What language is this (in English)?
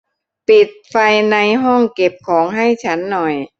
Thai